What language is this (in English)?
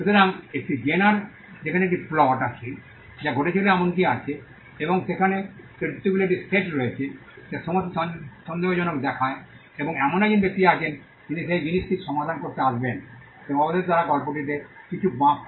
Bangla